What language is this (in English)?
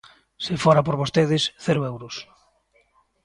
Galician